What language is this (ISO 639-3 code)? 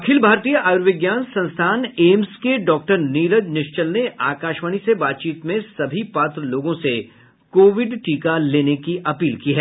hin